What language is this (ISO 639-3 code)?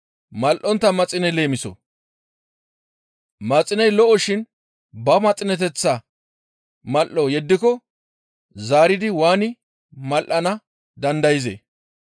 gmv